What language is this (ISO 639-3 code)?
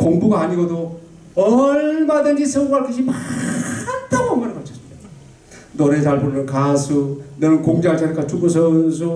kor